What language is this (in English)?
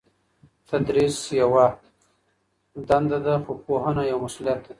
Pashto